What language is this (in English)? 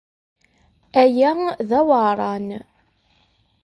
Kabyle